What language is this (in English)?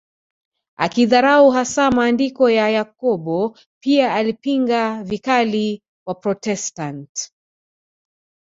Swahili